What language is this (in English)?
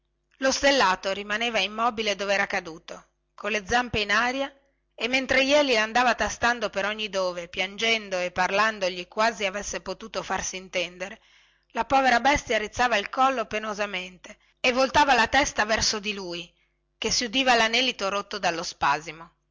Italian